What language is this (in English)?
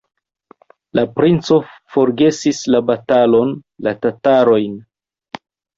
Esperanto